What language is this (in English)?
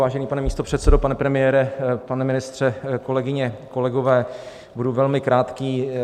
Czech